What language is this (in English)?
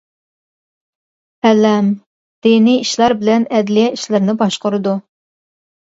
Uyghur